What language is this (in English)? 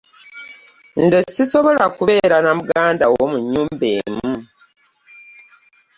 Ganda